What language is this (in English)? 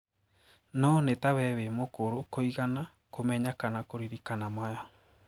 Kikuyu